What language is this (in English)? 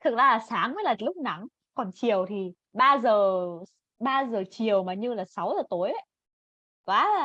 Vietnamese